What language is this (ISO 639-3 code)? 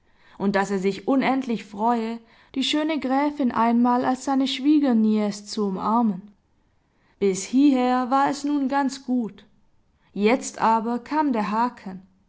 deu